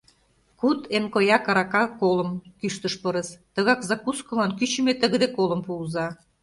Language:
Mari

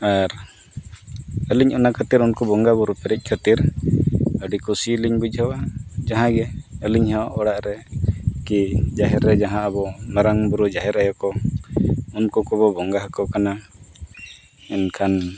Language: Santali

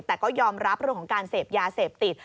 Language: Thai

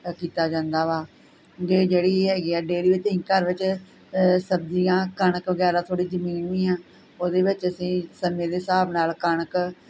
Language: Punjabi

